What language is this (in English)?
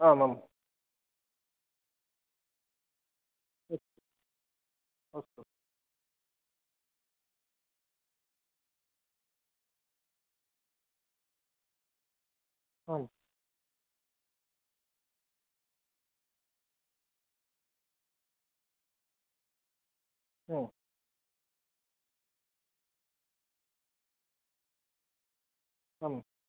Sanskrit